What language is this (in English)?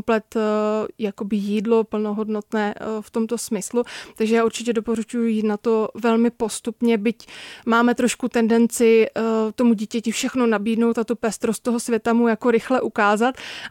Czech